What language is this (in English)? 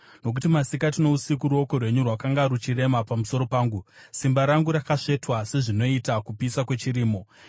Shona